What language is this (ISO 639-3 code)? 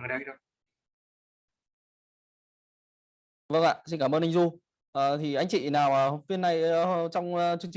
vie